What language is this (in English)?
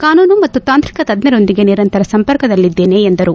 Kannada